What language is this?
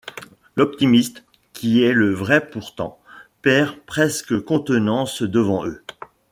French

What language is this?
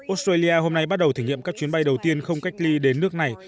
Vietnamese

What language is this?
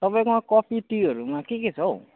Nepali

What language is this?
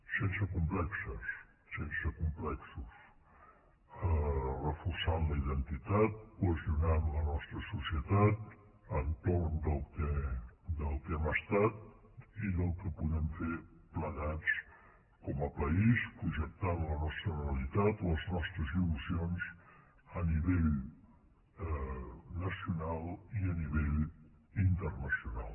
Catalan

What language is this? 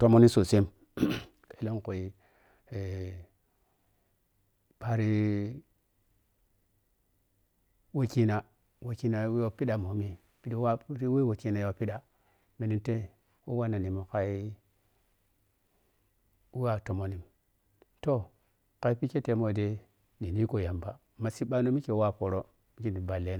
Piya-Kwonci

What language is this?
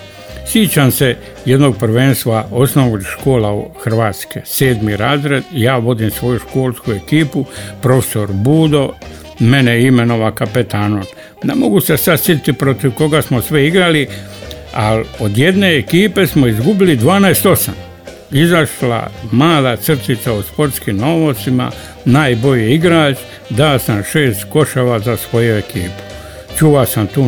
Croatian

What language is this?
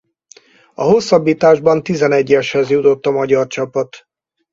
Hungarian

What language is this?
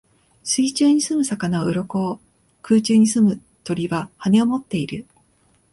Japanese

